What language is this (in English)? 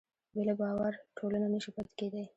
Pashto